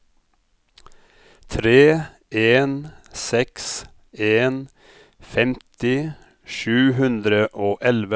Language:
Norwegian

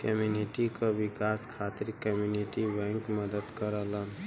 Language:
Bhojpuri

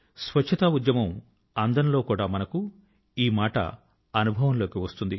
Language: Telugu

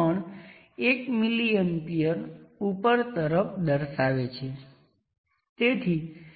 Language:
Gujarati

